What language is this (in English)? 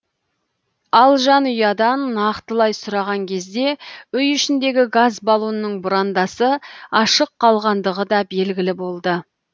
Kazakh